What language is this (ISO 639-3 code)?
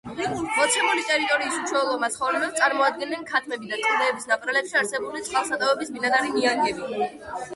kat